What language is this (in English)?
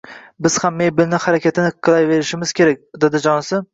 Uzbek